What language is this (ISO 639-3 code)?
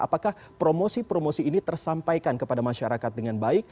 ind